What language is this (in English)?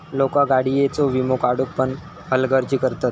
Marathi